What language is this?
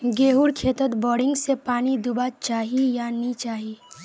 Magahi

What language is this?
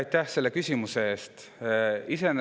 Estonian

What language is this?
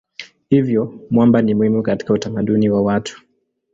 Swahili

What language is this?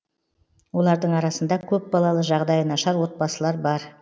Kazakh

